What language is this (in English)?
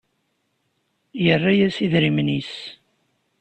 Kabyle